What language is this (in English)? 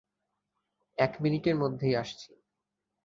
Bangla